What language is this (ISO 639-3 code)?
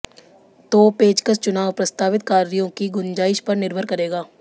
hin